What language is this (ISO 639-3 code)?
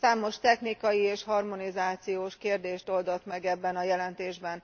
hun